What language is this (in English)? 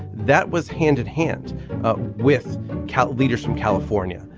English